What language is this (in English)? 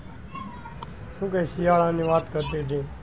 Gujarati